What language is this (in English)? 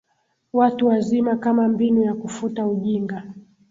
Swahili